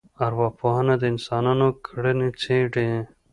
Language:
Pashto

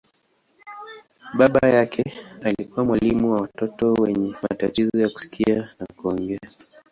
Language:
Swahili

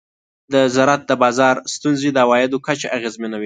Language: Pashto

